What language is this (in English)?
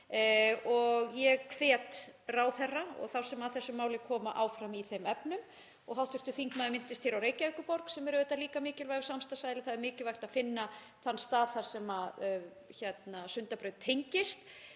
Icelandic